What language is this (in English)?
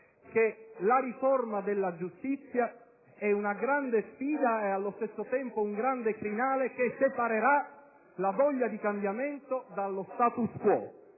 Italian